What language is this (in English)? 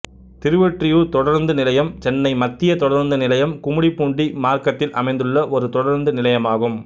Tamil